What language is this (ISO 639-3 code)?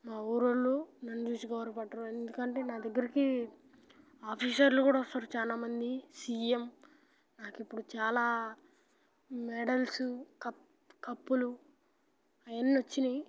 tel